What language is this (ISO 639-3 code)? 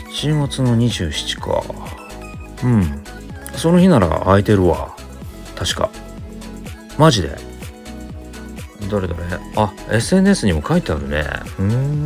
jpn